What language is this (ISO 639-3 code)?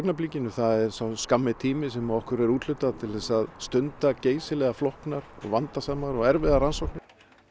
isl